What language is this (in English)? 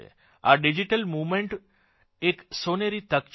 Gujarati